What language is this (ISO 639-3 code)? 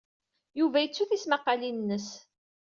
kab